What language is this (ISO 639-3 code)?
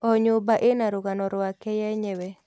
kik